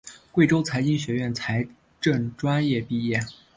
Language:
Chinese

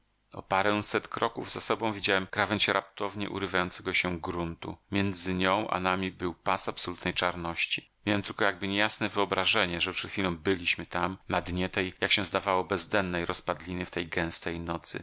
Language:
Polish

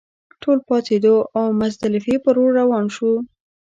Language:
Pashto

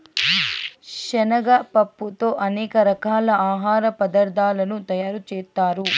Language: Telugu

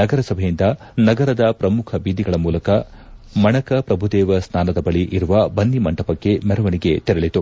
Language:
Kannada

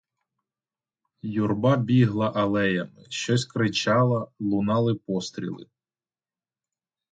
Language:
Ukrainian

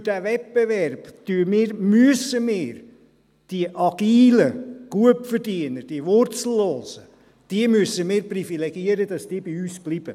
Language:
Swiss German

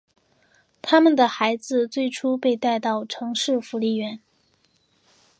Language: Chinese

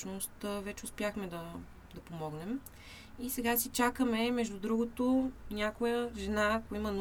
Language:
Bulgarian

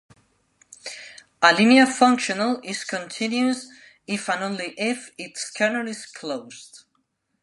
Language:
English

